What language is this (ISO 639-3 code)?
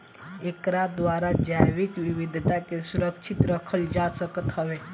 bho